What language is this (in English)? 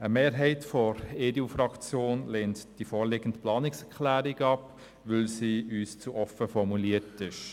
Swiss German